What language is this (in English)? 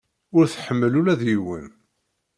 Kabyle